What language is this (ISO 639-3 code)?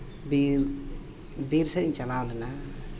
sat